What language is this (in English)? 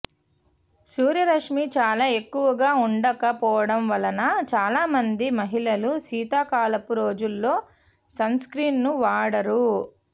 Telugu